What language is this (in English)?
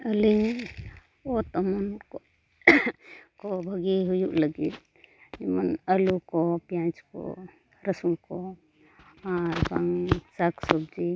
Santali